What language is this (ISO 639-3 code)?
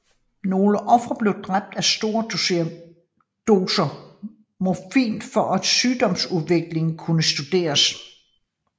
dan